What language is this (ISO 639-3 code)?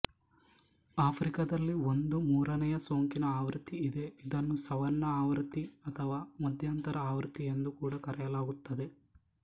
kan